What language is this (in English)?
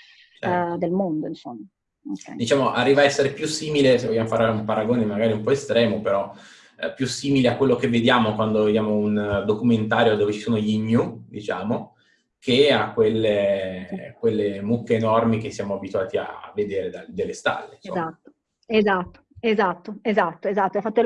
Italian